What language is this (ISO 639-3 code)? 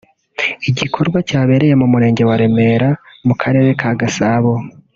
kin